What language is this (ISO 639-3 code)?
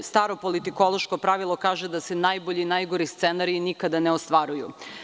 srp